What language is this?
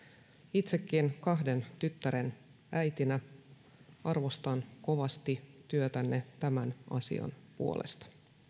Finnish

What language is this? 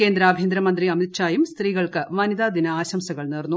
Malayalam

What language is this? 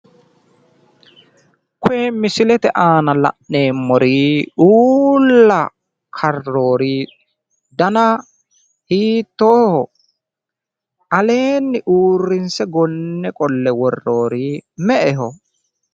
Sidamo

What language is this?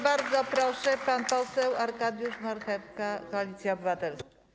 Polish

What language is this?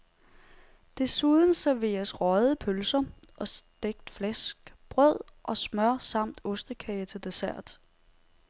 Danish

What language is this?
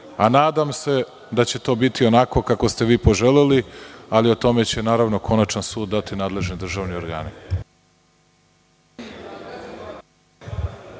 Serbian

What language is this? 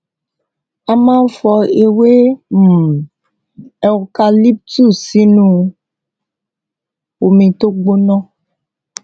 Yoruba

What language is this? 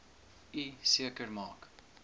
Afrikaans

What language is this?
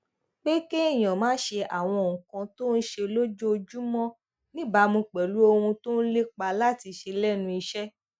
Yoruba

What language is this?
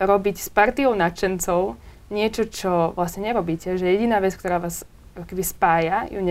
Slovak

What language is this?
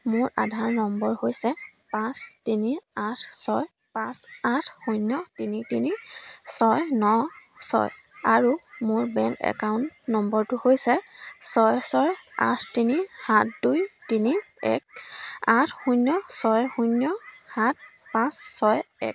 Assamese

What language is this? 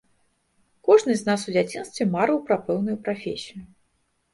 Belarusian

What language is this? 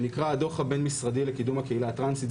Hebrew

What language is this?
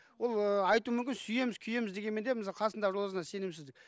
Kazakh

